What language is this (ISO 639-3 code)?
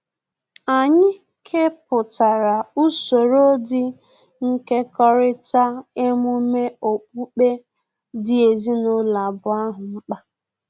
ibo